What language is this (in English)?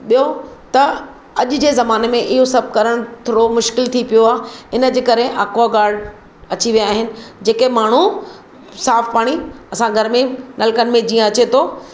Sindhi